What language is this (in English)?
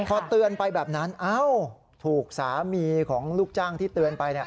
Thai